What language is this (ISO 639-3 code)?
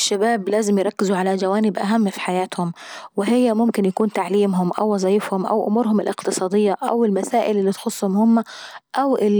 aec